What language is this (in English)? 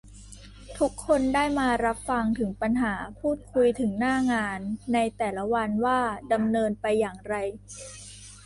Thai